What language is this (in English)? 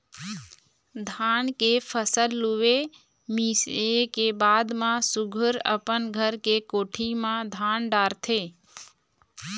Chhattisgarhi